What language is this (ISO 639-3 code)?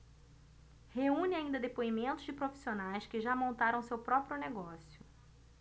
por